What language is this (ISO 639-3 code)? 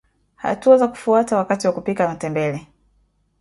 swa